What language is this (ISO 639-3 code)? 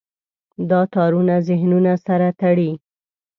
pus